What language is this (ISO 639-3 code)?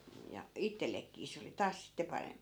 fin